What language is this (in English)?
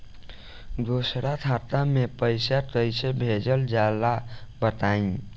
Bhojpuri